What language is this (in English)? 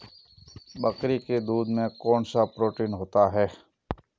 Hindi